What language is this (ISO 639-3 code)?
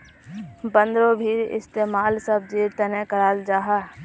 mag